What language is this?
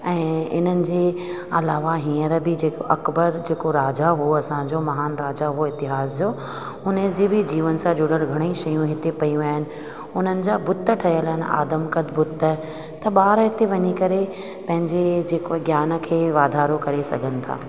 Sindhi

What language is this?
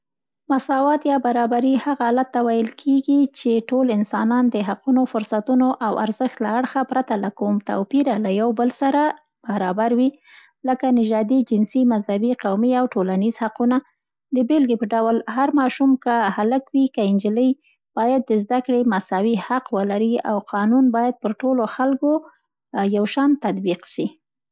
Central Pashto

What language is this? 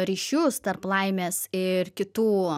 Lithuanian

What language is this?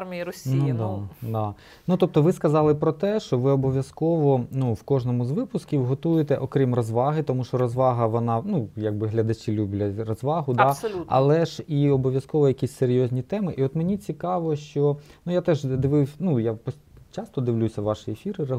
Ukrainian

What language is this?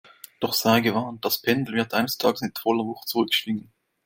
German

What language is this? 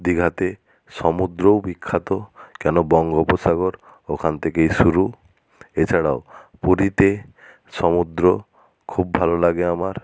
Bangla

